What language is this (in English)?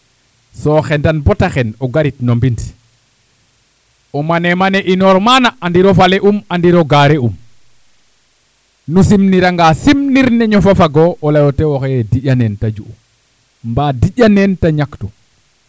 Serer